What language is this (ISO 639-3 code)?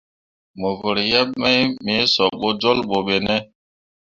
mua